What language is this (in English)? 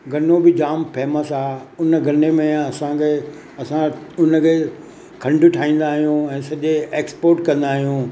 Sindhi